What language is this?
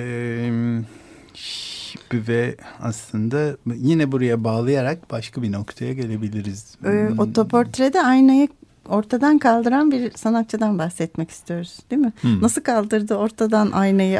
Turkish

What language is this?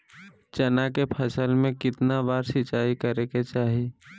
Magahi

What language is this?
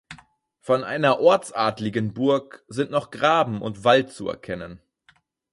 German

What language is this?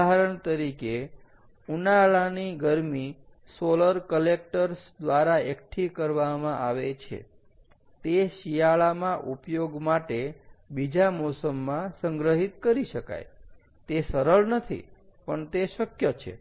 Gujarati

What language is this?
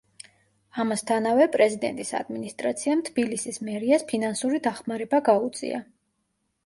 Georgian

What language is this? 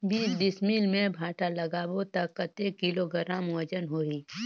Chhattisgarhi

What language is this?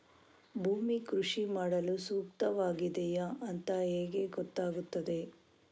Kannada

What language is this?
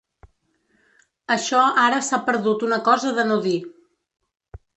Catalan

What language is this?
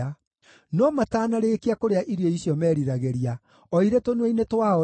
Kikuyu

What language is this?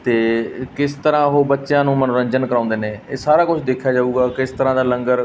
Punjabi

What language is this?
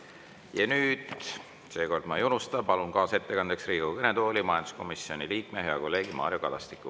Estonian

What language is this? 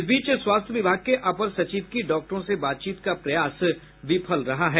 Hindi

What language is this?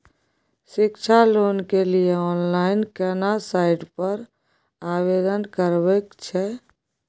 Maithili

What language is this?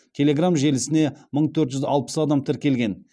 Kazakh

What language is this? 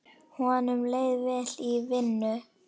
Icelandic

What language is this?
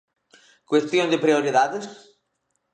Galician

